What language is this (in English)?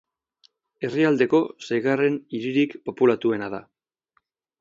Basque